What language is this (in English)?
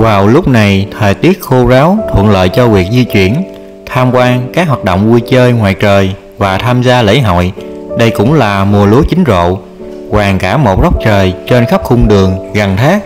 Vietnamese